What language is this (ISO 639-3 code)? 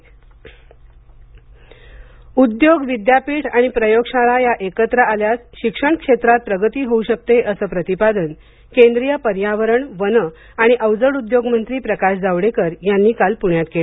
mar